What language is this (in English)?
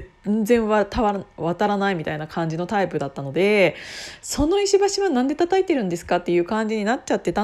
Japanese